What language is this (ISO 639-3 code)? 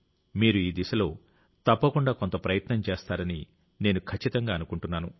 tel